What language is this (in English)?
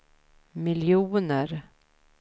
Swedish